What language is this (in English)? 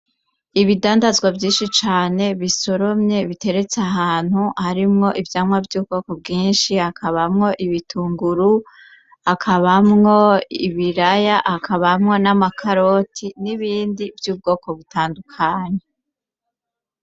Rundi